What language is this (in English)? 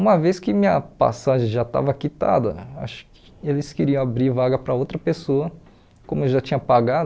Portuguese